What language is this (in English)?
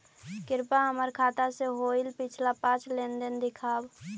Magahi